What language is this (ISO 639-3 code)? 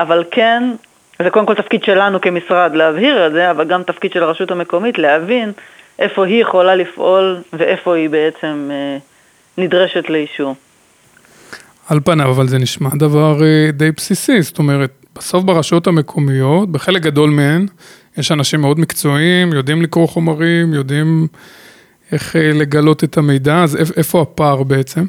heb